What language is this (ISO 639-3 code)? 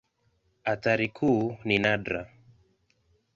swa